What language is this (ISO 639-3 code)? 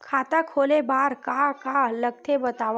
hne